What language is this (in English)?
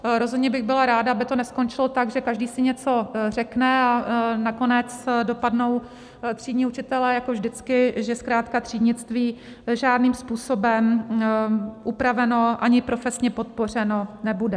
Czech